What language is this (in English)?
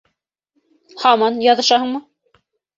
Bashkir